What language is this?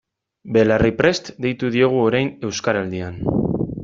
Basque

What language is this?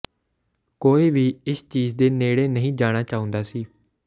Punjabi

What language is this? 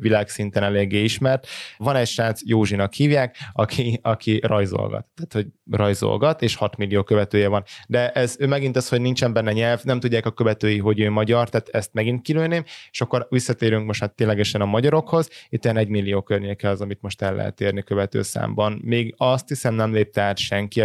Hungarian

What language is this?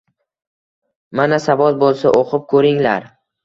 Uzbek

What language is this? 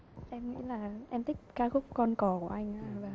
Vietnamese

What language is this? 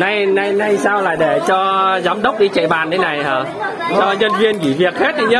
Vietnamese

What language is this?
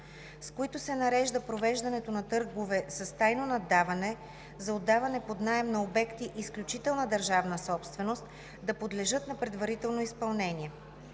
Bulgarian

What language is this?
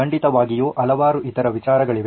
Kannada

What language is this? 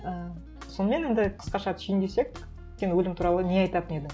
Kazakh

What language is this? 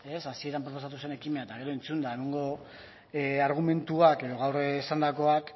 Basque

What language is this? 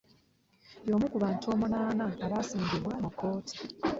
Ganda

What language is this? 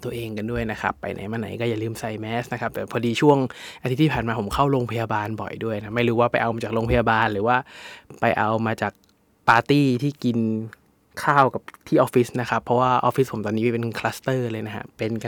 Thai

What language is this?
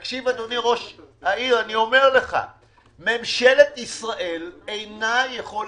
Hebrew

